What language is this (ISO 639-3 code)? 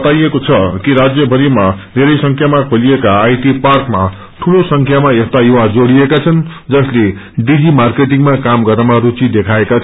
nep